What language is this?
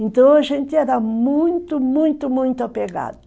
Portuguese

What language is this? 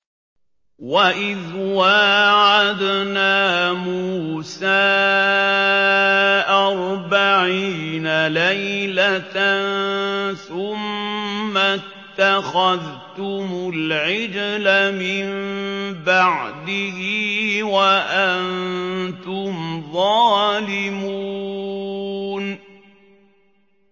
Arabic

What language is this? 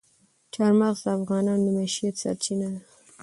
Pashto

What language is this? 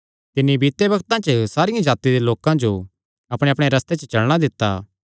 Kangri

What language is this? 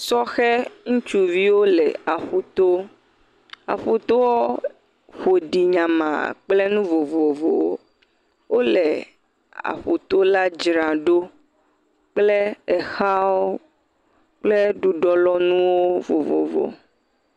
Ewe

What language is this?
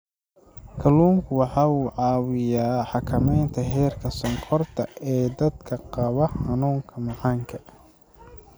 Somali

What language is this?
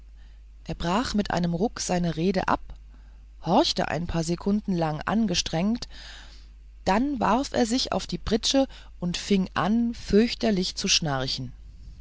German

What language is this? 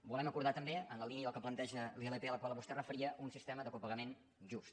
Catalan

